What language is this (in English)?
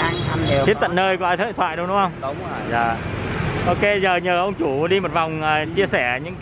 Vietnamese